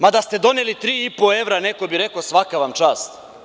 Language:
Serbian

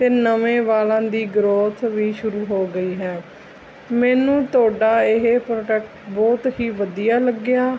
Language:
Punjabi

